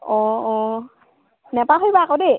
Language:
Assamese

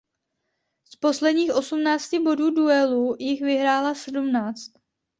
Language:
Czech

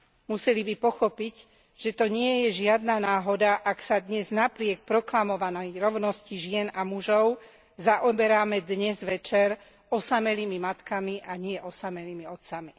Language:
Slovak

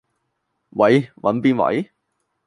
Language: Cantonese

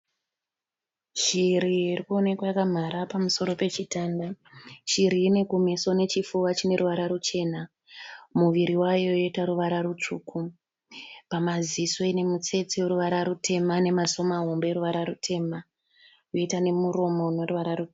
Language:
Shona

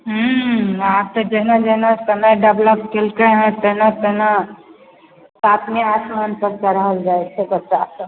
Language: Maithili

